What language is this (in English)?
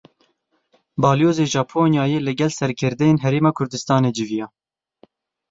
Kurdish